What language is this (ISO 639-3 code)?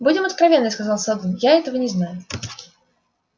rus